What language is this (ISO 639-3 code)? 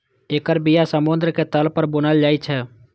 mai